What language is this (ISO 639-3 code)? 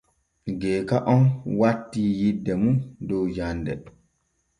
fue